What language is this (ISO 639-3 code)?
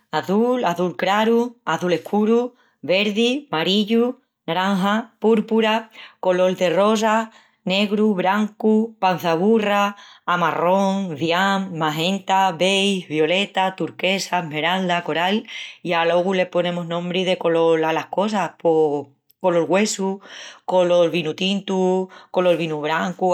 ext